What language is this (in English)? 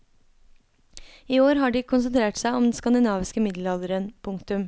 Norwegian